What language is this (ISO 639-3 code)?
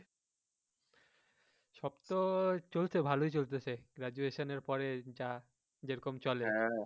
ben